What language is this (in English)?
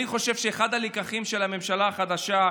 Hebrew